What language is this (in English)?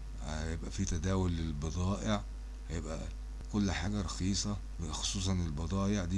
Arabic